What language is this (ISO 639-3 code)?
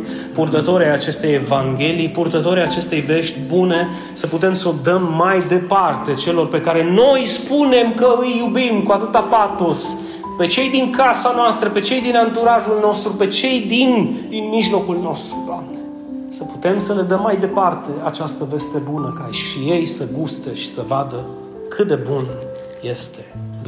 ron